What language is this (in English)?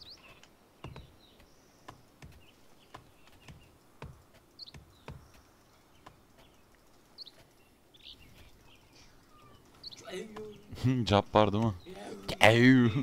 Turkish